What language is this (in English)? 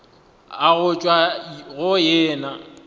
Northern Sotho